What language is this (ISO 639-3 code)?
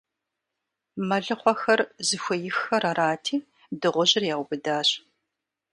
kbd